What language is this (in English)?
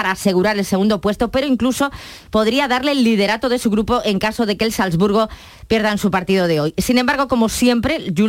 Spanish